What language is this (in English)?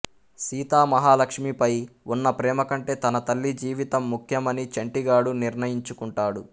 Telugu